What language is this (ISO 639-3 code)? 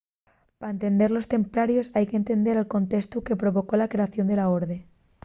ast